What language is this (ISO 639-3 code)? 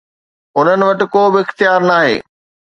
snd